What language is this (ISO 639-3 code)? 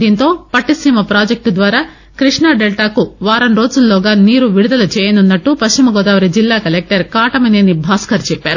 tel